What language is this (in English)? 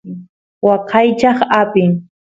Santiago del Estero Quichua